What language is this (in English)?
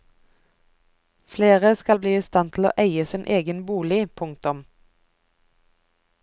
Norwegian